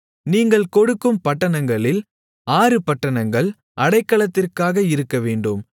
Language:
Tamil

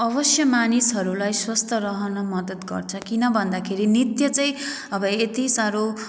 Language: Nepali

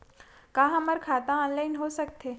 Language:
Chhattisgarhi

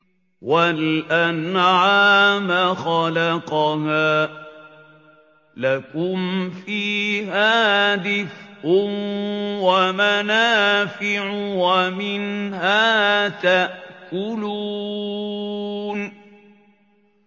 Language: Arabic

